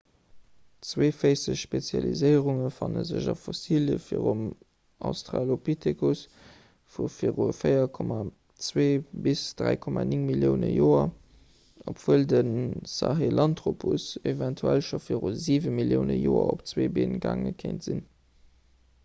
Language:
Luxembourgish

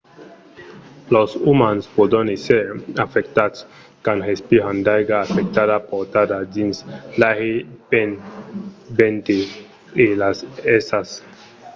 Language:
Occitan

